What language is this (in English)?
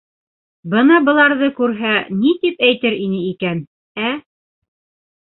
Bashkir